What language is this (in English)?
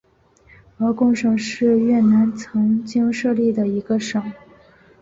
Chinese